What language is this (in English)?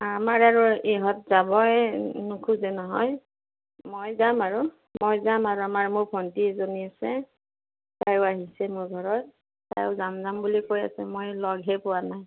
Assamese